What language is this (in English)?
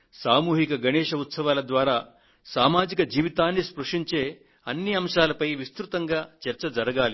Telugu